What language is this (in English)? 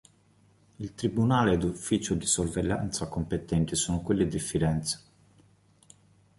Italian